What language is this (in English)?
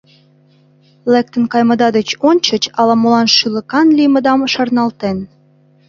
Mari